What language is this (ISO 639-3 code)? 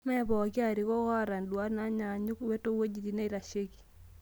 mas